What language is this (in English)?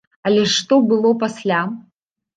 Belarusian